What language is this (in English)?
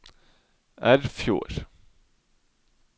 Norwegian